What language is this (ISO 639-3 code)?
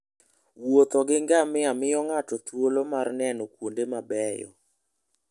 luo